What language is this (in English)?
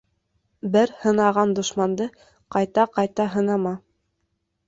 Bashkir